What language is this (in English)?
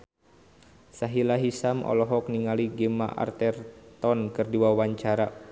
Sundanese